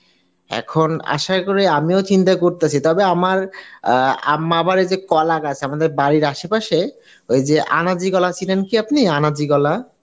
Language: Bangla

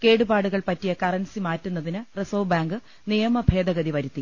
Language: Malayalam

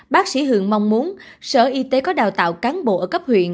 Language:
Vietnamese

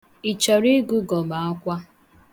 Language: Igbo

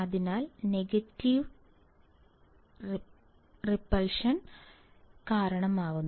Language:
Malayalam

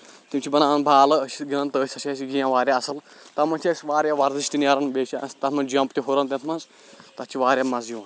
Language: Kashmiri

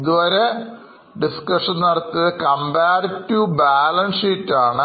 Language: Malayalam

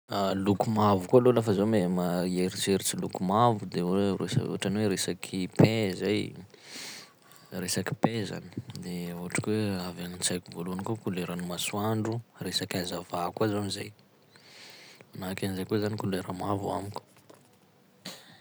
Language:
Sakalava Malagasy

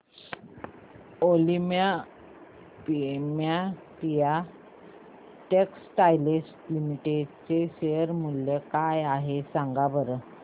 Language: Marathi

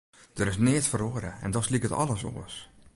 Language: Western Frisian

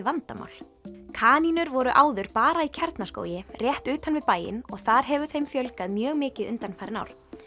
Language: Icelandic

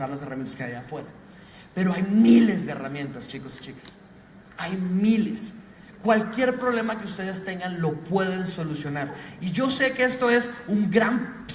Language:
Spanish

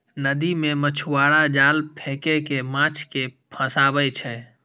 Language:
Maithili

